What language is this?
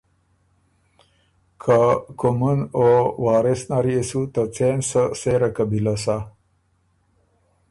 Ormuri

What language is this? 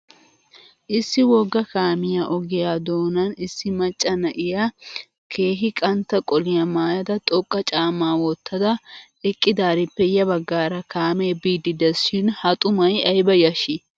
Wolaytta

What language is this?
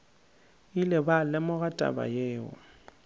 Northern Sotho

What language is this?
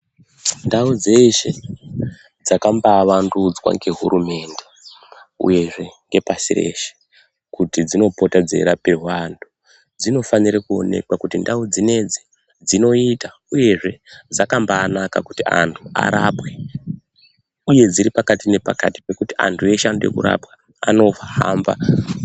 Ndau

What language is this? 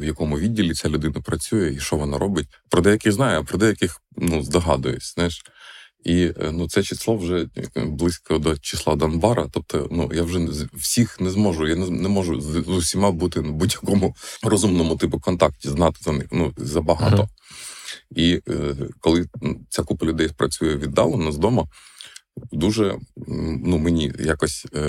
Ukrainian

